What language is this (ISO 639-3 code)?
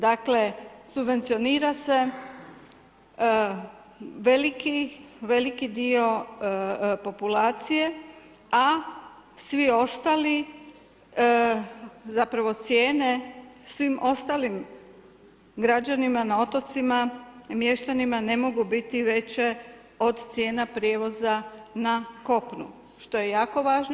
hrv